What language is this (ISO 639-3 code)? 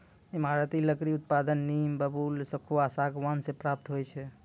mai